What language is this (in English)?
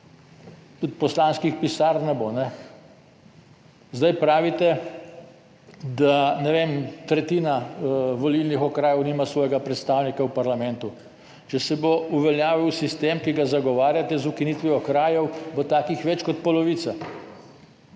Slovenian